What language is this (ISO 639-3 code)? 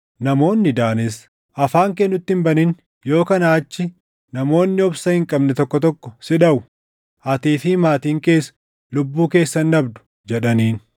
orm